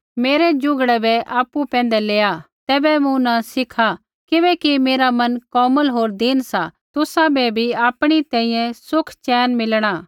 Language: Kullu Pahari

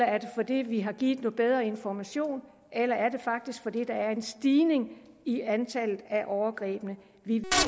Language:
Danish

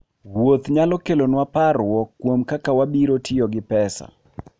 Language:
Luo (Kenya and Tanzania)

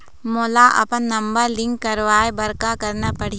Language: Chhattisgarhi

